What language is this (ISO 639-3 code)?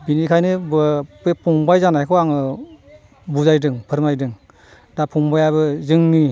brx